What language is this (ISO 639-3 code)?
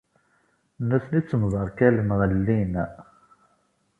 kab